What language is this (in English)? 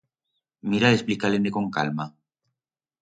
Aragonese